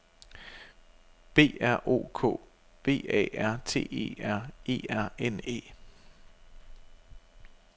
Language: Danish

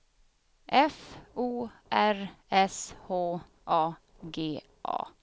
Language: Swedish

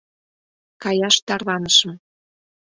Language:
Mari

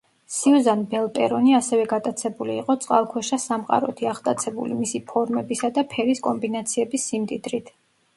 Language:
Georgian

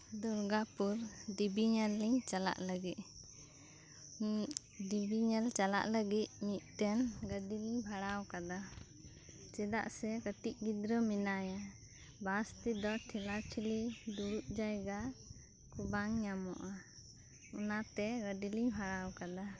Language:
Santali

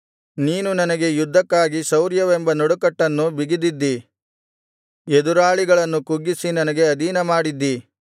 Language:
Kannada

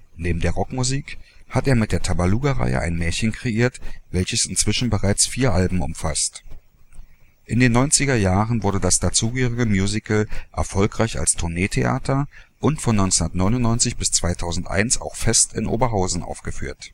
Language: German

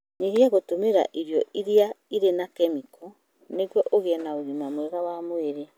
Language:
Kikuyu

